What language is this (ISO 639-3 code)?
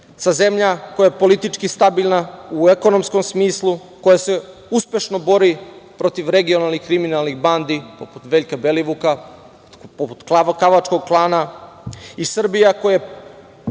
srp